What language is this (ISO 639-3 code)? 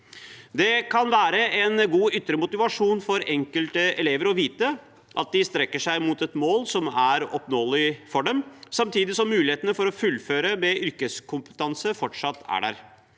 nor